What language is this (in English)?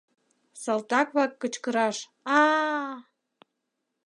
Mari